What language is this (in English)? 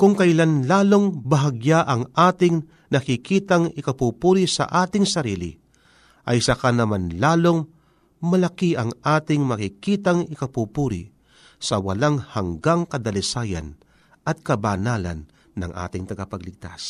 Filipino